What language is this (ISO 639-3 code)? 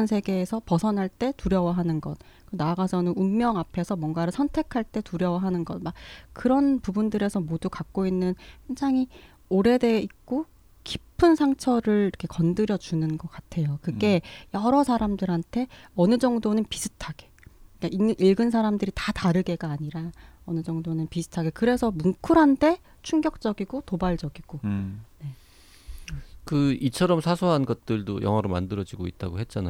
kor